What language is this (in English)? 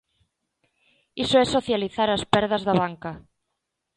Galician